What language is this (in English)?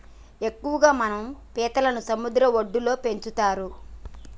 Telugu